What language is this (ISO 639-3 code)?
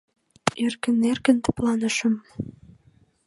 chm